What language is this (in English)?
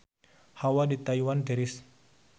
Sundanese